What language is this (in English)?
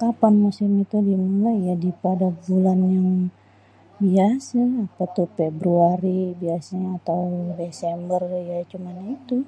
Betawi